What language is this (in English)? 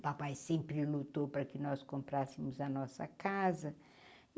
Portuguese